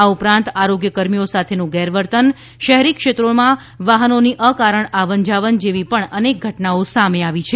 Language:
Gujarati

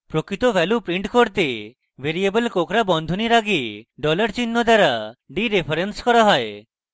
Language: Bangla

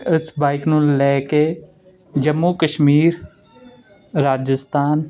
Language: Punjabi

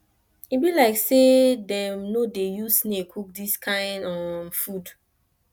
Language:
Nigerian Pidgin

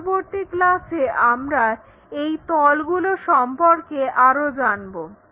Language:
Bangla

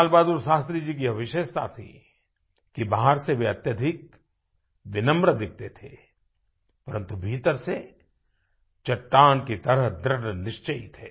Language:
Hindi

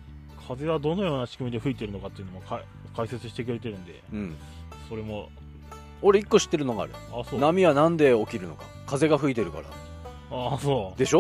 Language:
Japanese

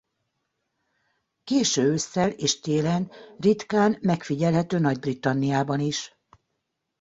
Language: Hungarian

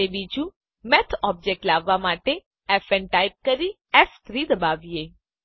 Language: Gujarati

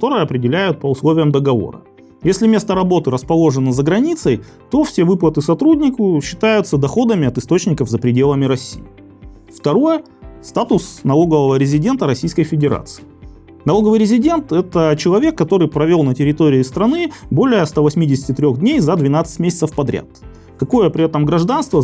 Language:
Russian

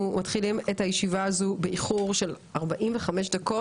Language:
Hebrew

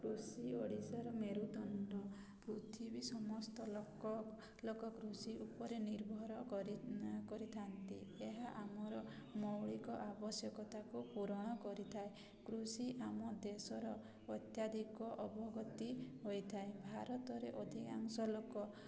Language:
Odia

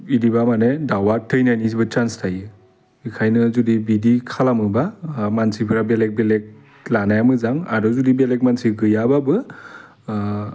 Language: Bodo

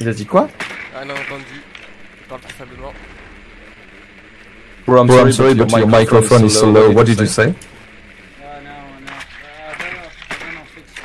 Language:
French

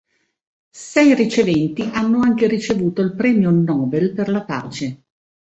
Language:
Italian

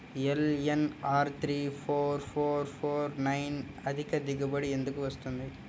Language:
Telugu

